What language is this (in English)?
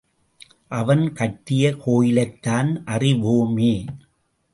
Tamil